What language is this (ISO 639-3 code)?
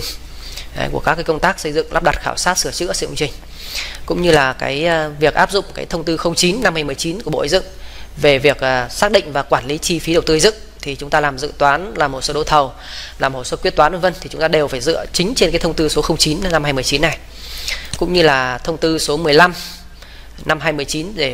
vie